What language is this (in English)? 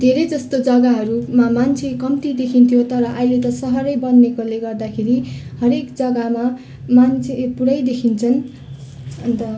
Nepali